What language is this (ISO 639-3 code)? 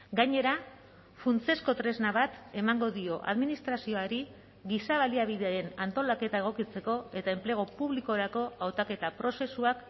eus